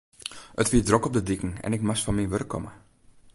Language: Western Frisian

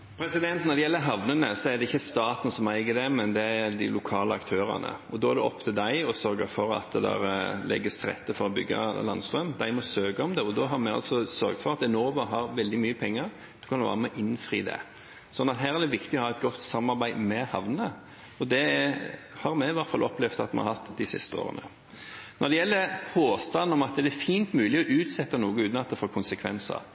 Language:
Norwegian Bokmål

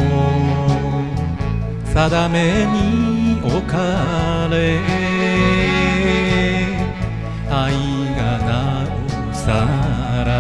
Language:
Japanese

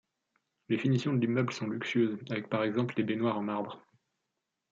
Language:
French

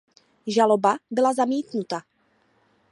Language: Czech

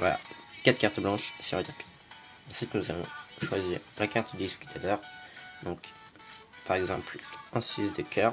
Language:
French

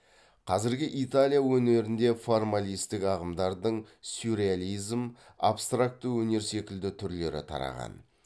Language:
Kazakh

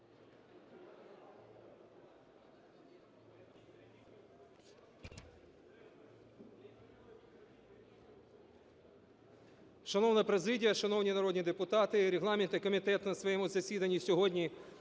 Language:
Ukrainian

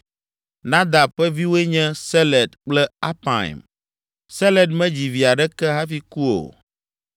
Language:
Ewe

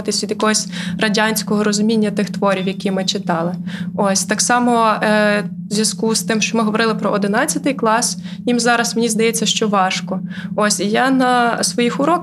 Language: Ukrainian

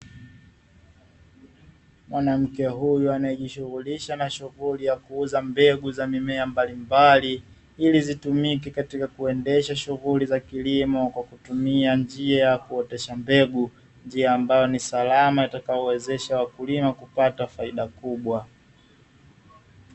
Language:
Swahili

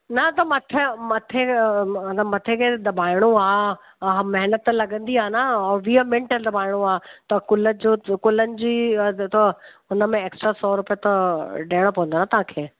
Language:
Sindhi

